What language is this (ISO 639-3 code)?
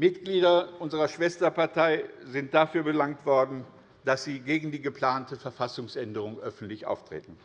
deu